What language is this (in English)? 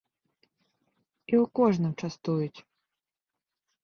Belarusian